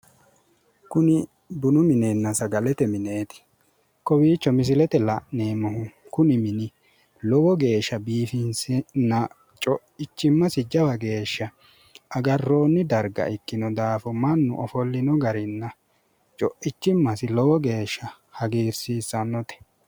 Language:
Sidamo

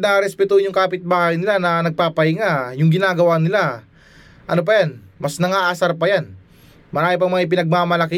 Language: Filipino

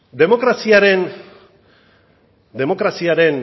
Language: Basque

